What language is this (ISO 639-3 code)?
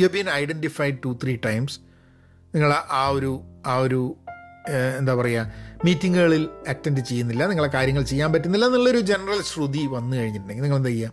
mal